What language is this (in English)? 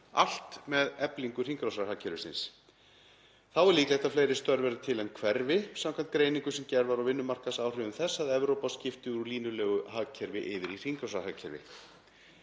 Icelandic